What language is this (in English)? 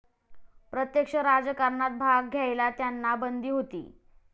Marathi